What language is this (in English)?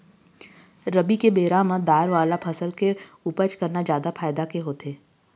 Chhattisgarhi